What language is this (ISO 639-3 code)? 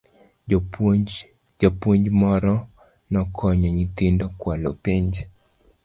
luo